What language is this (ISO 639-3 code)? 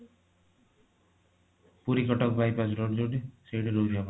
ori